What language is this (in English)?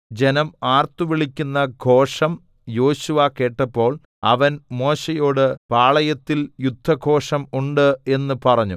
Malayalam